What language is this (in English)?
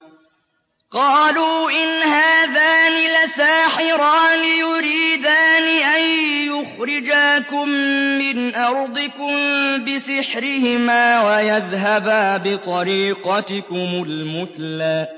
Arabic